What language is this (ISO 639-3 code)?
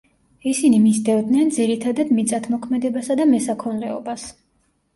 kat